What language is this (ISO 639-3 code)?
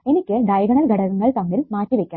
mal